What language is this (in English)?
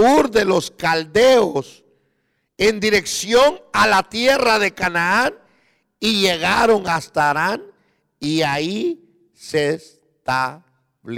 Spanish